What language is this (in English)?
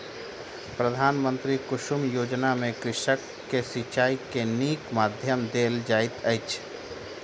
Maithili